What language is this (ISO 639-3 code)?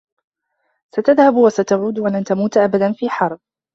ara